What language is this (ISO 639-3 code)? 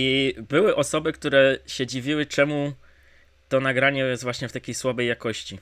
pol